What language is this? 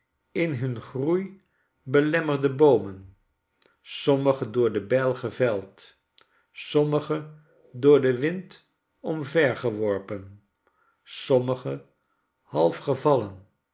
Dutch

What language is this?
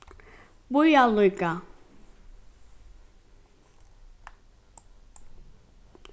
Faroese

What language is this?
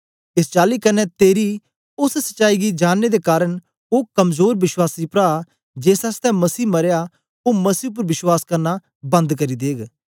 Dogri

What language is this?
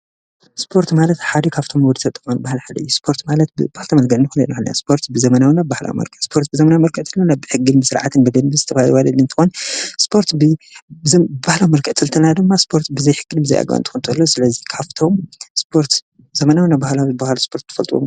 Tigrinya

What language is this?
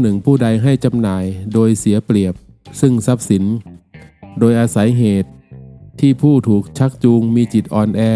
Thai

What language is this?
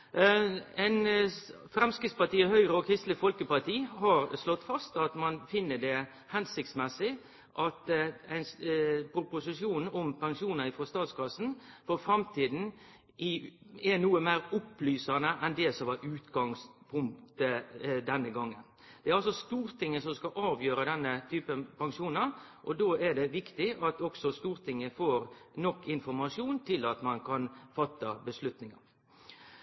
Norwegian Nynorsk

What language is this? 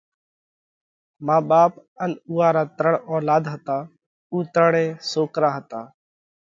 Parkari Koli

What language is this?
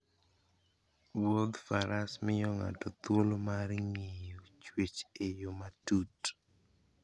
Luo (Kenya and Tanzania)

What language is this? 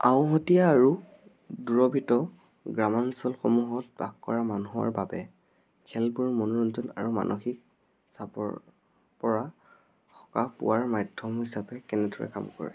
Assamese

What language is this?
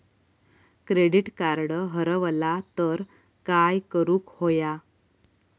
Marathi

